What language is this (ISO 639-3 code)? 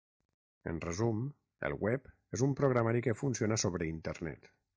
cat